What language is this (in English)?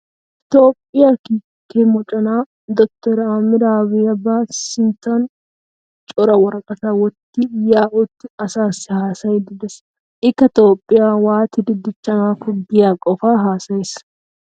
Wolaytta